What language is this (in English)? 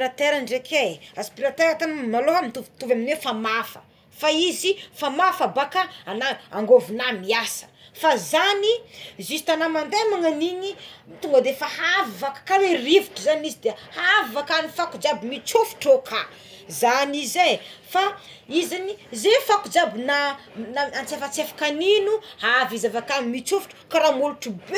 Tsimihety Malagasy